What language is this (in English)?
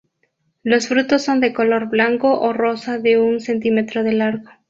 Spanish